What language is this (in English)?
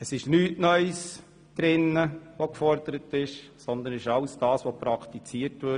Swiss German